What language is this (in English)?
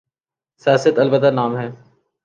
Urdu